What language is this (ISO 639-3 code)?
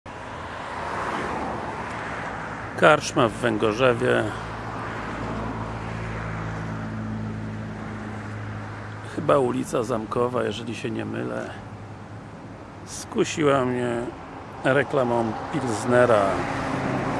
pol